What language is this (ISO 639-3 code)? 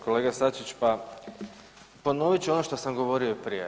hrv